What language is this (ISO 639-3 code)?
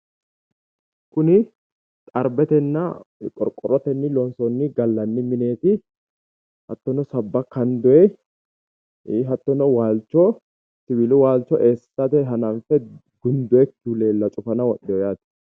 sid